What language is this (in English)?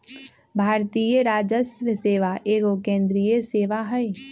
Magahi